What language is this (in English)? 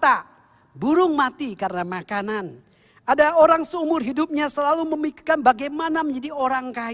Indonesian